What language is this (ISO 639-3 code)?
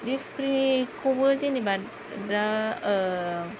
brx